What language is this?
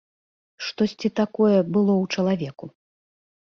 Belarusian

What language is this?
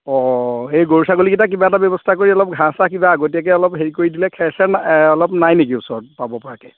Assamese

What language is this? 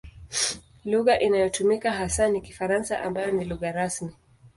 Swahili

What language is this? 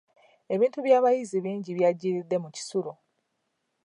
Ganda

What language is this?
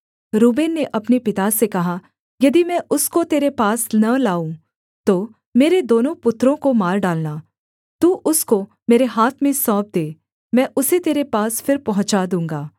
Hindi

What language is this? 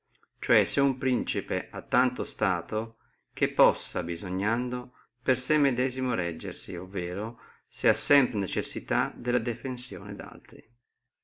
Italian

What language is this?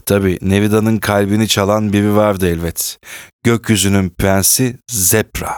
Turkish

